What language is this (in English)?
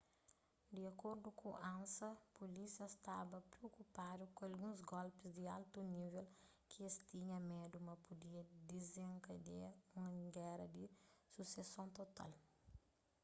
Kabuverdianu